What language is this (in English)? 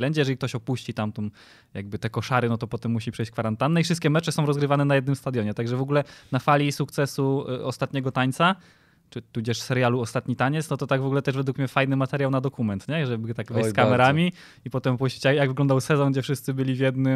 Polish